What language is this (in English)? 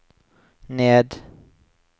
Norwegian